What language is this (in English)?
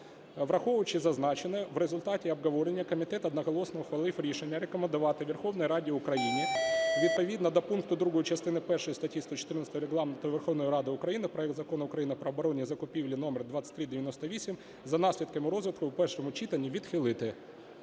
Ukrainian